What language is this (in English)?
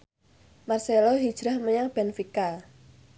Javanese